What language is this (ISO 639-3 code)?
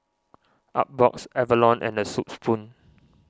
eng